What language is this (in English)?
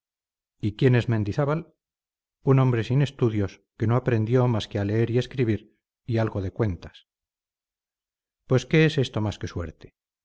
Spanish